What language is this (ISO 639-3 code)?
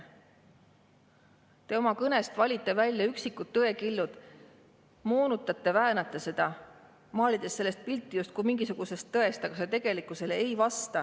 est